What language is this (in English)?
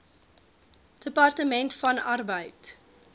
Afrikaans